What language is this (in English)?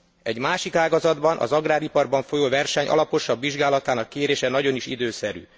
Hungarian